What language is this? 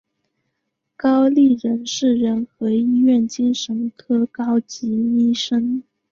Chinese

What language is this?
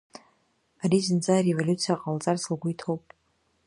Abkhazian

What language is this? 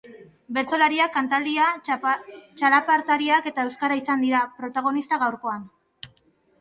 Basque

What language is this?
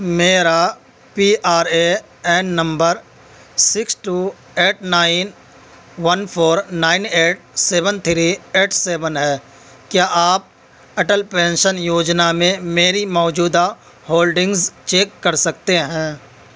Urdu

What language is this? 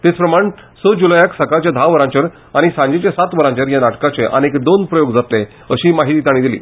Konkani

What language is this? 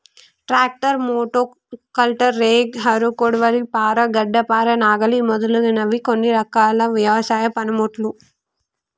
Telugu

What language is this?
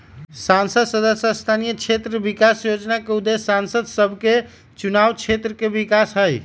Magahi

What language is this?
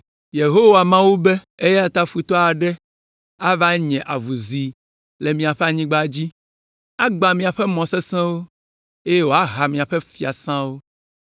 Ewe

